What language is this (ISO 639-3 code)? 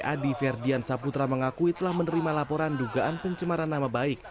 ind